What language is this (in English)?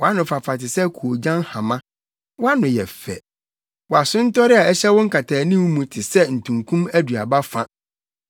Akan